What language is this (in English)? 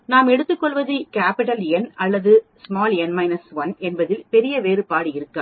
Tamil